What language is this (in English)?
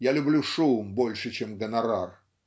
Russian